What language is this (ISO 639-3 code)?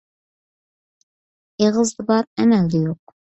uig